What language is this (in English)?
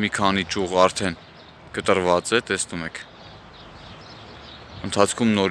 Turkish